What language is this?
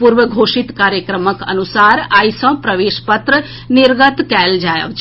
Maithili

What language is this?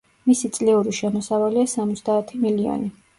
Georgian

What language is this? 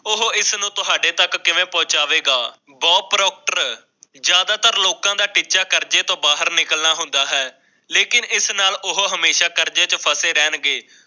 Punjabi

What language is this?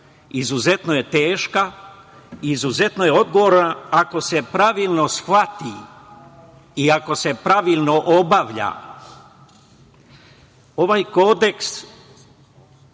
Serbian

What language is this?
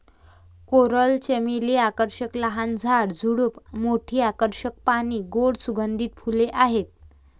Marathi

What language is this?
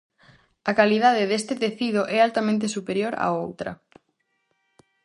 Galician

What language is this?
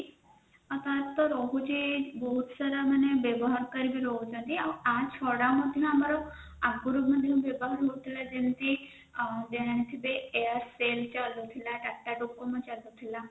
Odia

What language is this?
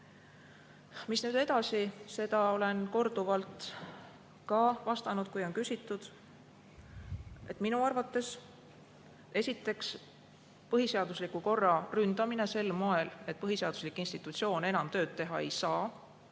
Estonian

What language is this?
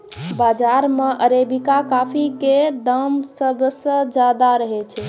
Maithili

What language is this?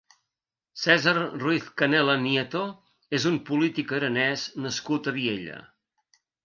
Catalan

